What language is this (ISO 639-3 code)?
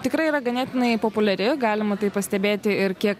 lit